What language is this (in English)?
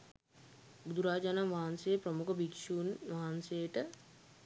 Sinhala